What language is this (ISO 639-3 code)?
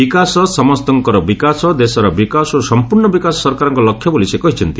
ori